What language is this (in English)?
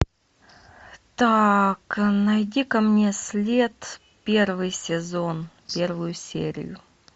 Russian